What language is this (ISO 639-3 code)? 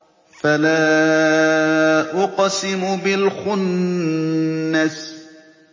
ara